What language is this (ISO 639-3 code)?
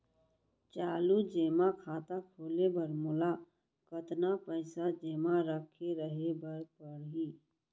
hne